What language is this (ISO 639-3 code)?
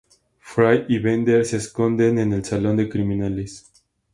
spa